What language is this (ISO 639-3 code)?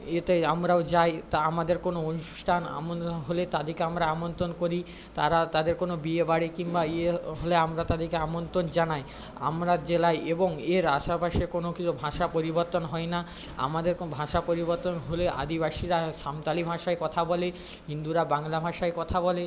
ben